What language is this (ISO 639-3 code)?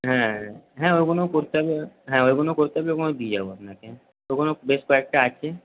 ben